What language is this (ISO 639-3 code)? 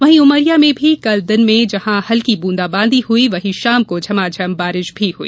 hin